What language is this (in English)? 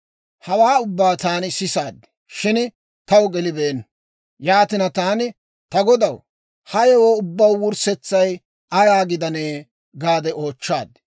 Dawro